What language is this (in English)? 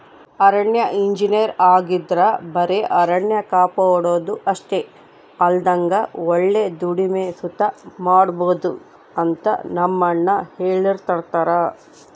Kannada